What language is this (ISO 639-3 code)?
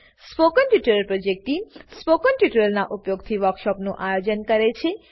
guj